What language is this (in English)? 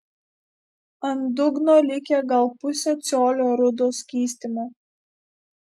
Lithuanian